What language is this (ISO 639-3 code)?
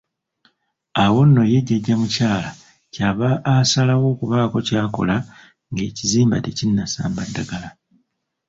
lug